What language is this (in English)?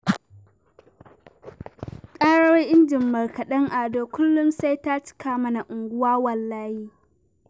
Hausa